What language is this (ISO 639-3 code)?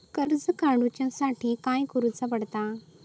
mar